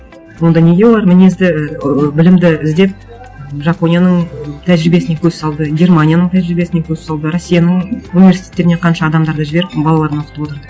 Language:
Kazakh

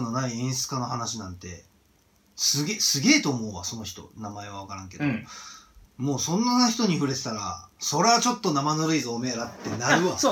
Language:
Japanese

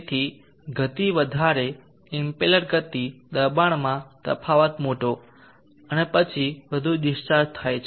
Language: Gujarati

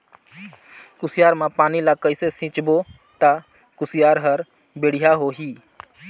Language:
Chhattisgarhi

